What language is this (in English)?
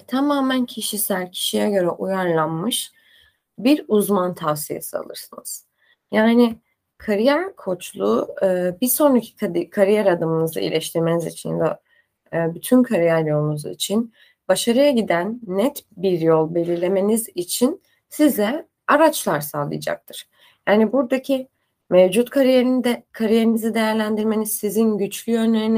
Turkish